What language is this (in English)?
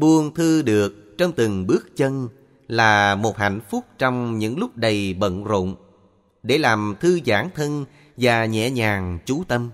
Vietnamese